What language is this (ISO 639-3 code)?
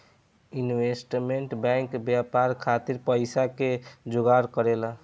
bho